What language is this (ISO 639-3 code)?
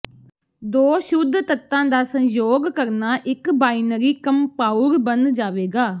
pan